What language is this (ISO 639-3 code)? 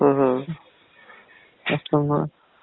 rus